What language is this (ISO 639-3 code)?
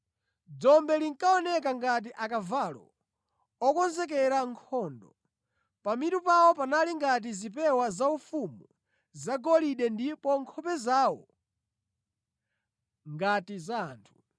nya